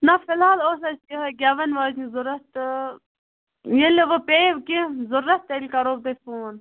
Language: Kashmiri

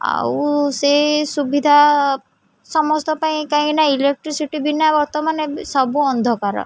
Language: Odia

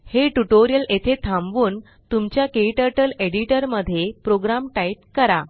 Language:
Marathi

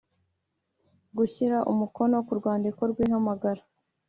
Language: Kinyarwanda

